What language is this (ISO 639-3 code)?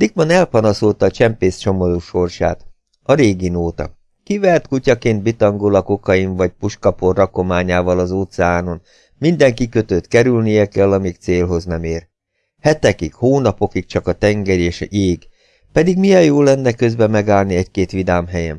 hun